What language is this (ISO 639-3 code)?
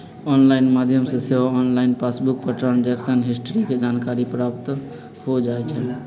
mag